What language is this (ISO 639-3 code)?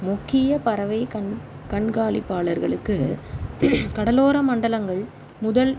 tam